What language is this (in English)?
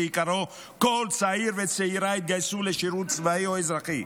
Hebrew